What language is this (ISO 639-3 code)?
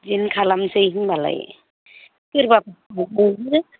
brx